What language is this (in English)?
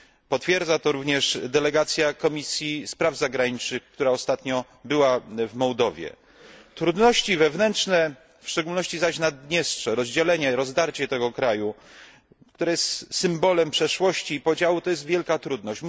Polish